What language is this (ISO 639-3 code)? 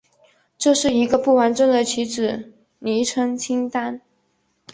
zho